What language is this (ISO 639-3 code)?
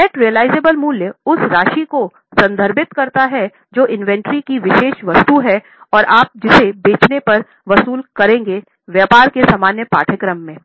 hin